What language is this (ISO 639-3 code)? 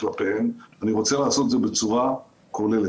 heb